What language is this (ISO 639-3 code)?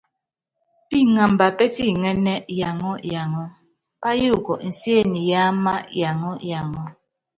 yav